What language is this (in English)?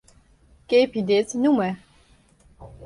Western Frisian